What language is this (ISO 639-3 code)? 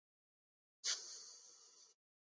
urd